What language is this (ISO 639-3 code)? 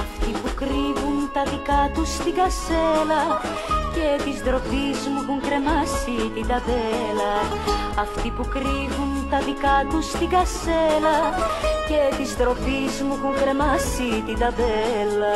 ell